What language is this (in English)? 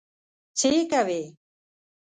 Pashto